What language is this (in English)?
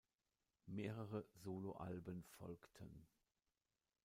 German